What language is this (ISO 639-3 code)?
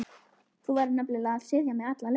isl